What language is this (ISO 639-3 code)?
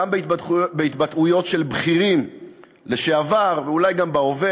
heb